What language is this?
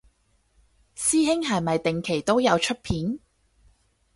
Cantonese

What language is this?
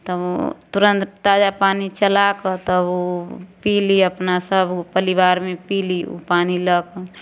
Maithili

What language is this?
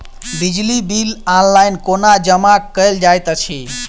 Maithili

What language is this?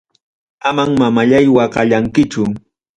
Ayacucho Quechua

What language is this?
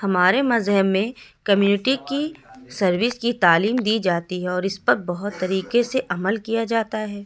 Urdu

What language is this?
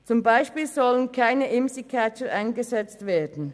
Swiss German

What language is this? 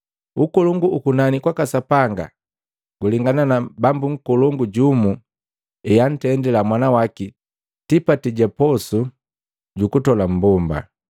Matengo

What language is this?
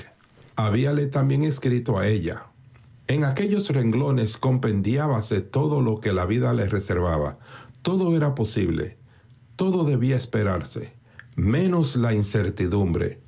Spanish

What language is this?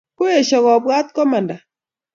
Kalenjin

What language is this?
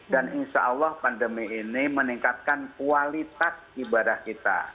Indonesian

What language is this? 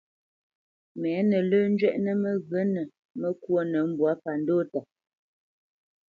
Bamenyam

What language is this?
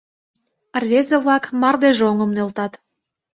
Mari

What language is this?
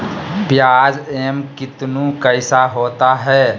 Magahi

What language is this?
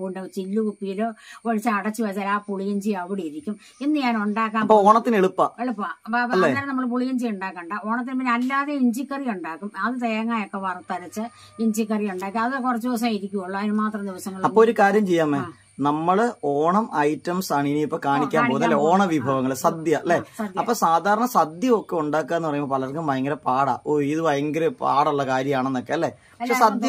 Thai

